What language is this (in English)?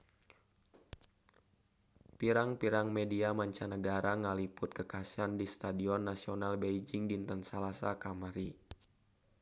Sundanese